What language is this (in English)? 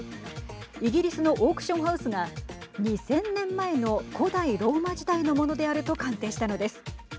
Japanese